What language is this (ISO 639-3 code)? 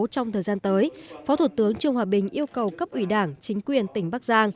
vie